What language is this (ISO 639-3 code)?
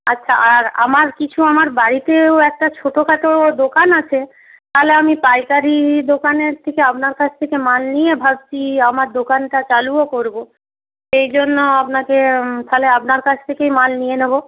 ben